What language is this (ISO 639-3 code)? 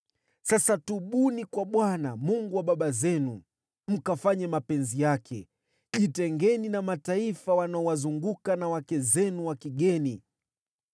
swa